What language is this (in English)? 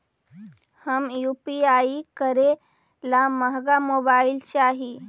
Magahi